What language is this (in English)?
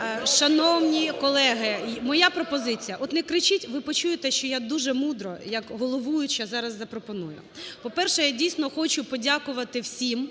Ukrainian